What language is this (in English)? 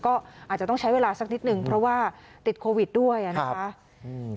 Thai